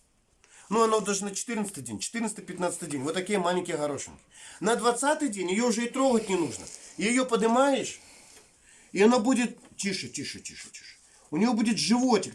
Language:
Russian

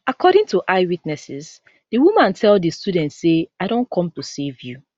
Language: Nigerian Pidgin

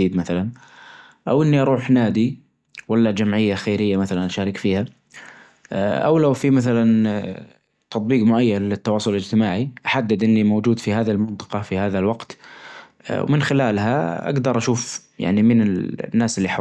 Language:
Najdi Arabic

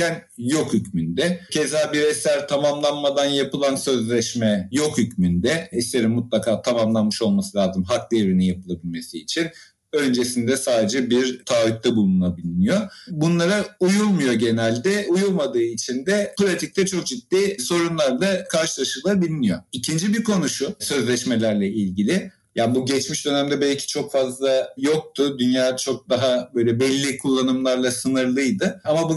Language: Turkish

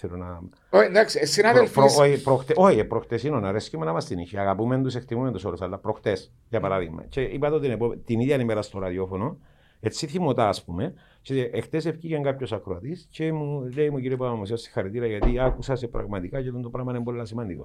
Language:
Greek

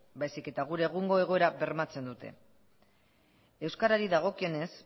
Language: Basque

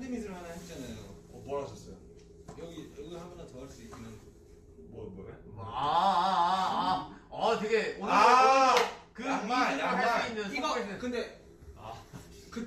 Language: Korean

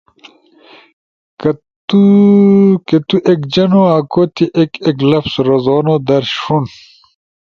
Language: Ushojo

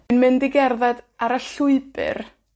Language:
Welsh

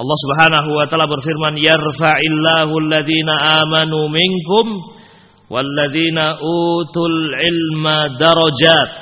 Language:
Indonesian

